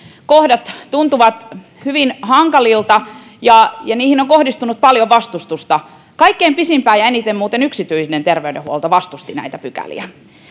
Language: Finnish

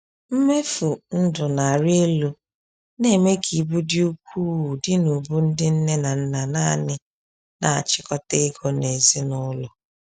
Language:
Igbo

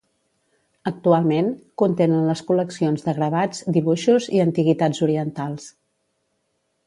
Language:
Catalan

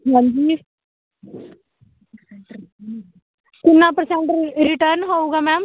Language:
Punjabi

